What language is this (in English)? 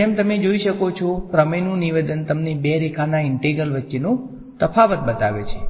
Gujarati